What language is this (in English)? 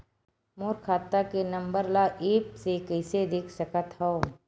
Chhattisgarhi